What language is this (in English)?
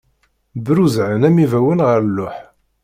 Kabyle